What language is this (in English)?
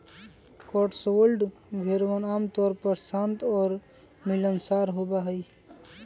Magahi